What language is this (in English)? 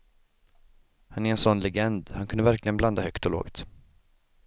Swedish